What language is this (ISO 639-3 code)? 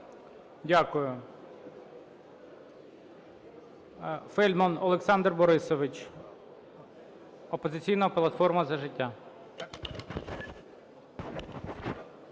ukr